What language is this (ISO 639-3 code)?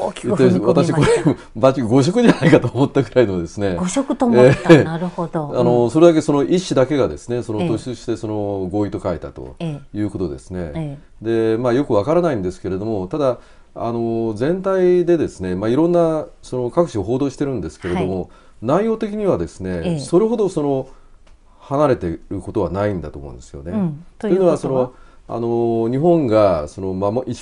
jpn